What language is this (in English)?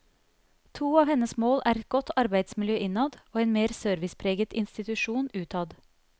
Norwegian